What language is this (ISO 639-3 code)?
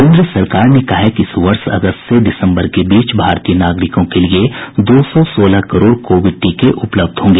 hin